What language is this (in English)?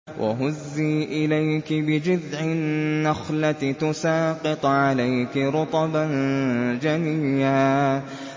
Arabic